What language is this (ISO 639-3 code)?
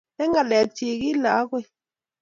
kln